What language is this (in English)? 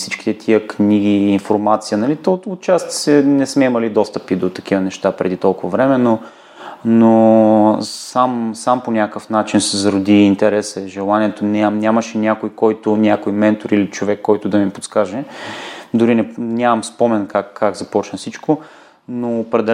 Bulgarian